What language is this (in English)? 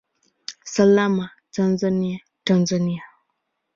Swahili